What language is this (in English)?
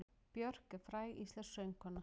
Icelandic